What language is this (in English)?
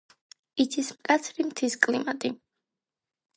Georgian